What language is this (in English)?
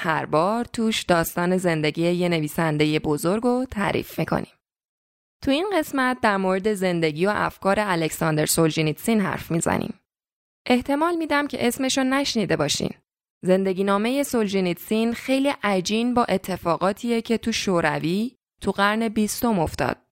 Persian